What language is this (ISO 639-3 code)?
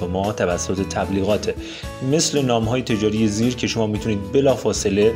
fas